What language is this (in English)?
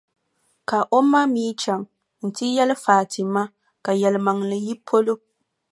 Dagbani